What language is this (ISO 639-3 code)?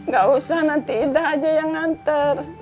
ind